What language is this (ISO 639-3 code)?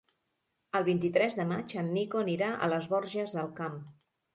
cat